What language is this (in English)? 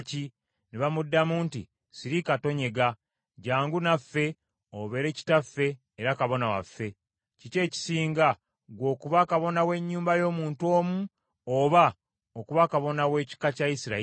Ganda